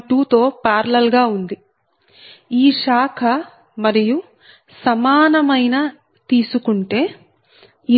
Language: Telugu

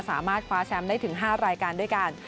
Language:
Thai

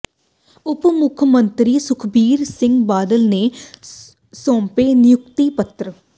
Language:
Punjabi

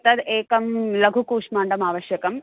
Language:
Sanskrit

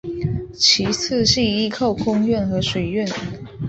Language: Chinese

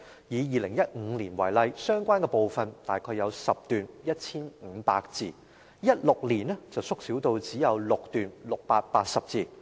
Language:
Cantonese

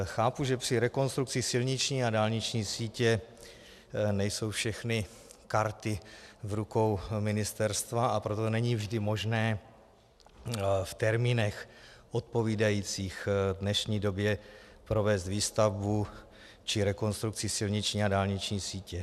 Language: Czech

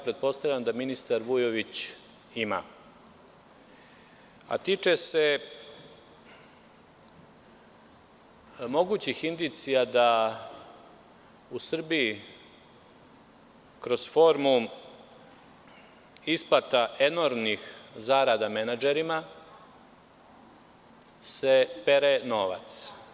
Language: Serbian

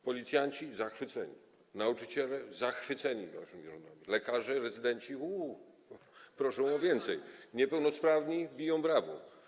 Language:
Polish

